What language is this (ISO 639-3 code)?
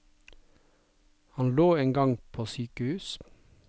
nor